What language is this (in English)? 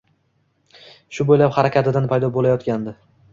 Uzbek